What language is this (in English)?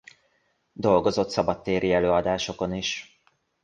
Hungarian